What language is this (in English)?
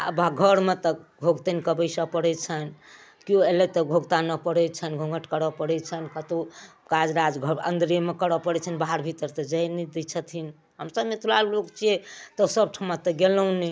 Maithili